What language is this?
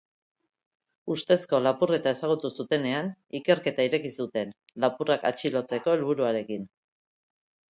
Basque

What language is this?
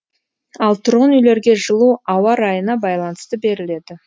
Kazakh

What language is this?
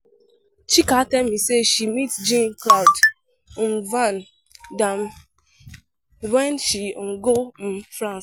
Nigerian Pidgin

